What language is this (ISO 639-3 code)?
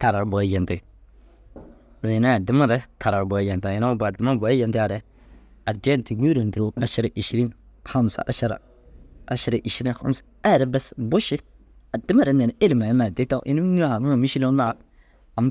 dzg